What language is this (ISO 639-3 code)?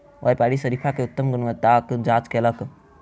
mai